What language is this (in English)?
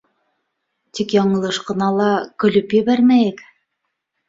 Bashkir